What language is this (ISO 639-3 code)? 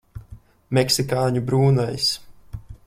lav